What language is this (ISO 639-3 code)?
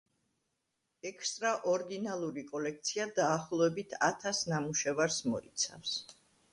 kat